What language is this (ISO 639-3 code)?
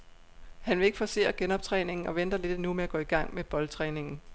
dan